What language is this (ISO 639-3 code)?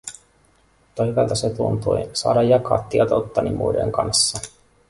fin